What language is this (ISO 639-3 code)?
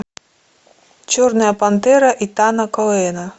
rus